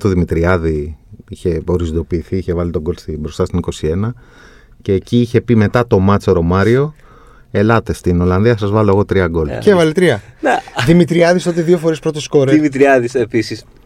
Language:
Greek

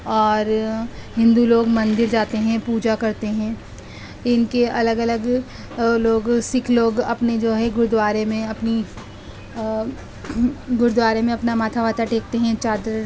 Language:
Urdu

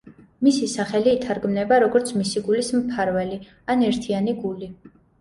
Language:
Georgian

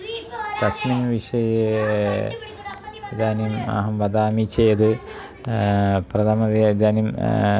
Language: Sanskrit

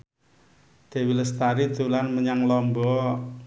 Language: Javanese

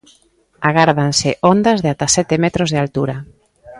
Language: Galician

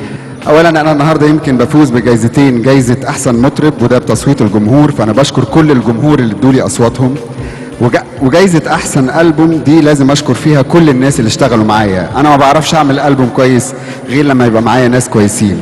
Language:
Arabic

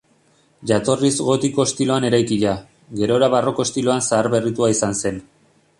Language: Basque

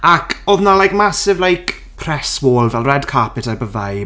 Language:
Welsh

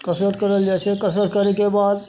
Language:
Maithili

